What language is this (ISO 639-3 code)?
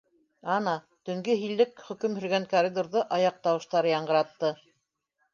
bak